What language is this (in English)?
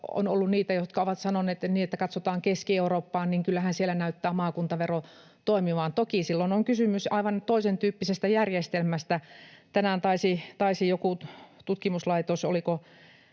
Finnish